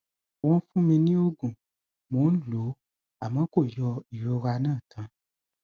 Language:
Yoruba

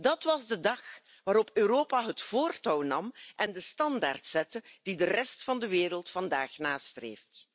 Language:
Dutch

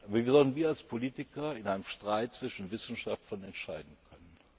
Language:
German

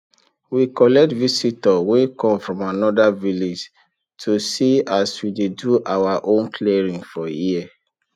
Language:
Nigerian Pidgin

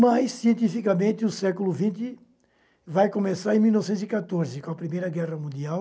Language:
Portuguese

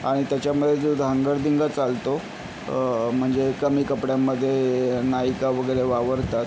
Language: Marathi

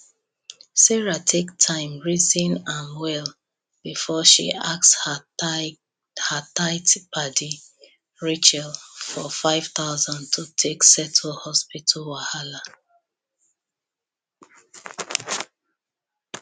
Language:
Nigerian Pidgin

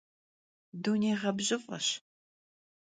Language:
Kabardian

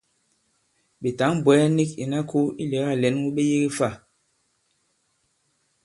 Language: Bankon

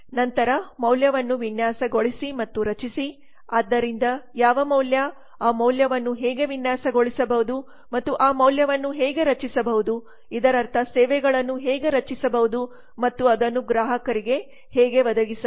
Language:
Kannada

